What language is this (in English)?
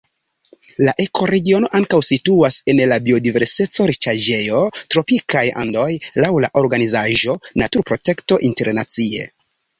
Esperanto